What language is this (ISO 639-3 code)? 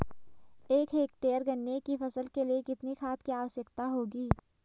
hin